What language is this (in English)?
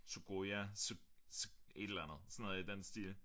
Danish